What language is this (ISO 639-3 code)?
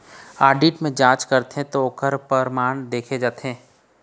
hne